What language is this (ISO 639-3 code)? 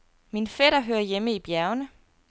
dan